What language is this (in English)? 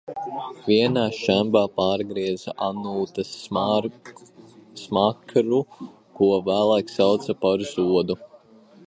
Latvian